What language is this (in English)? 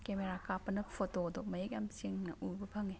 Manipuri